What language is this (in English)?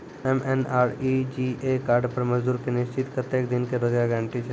Maithili